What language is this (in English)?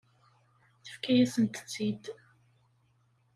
Kabyle